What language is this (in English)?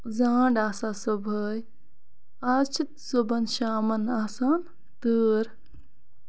Kashmiri